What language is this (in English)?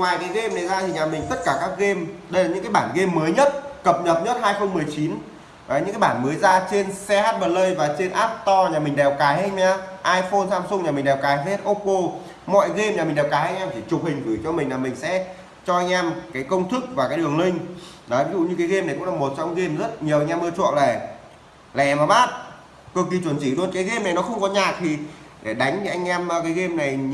Vietnamese